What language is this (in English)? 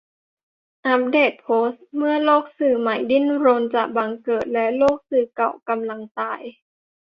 Thai